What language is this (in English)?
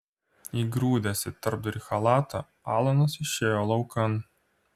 Lithuanian